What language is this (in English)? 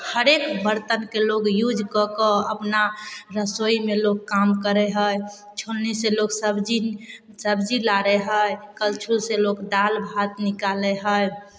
Maithili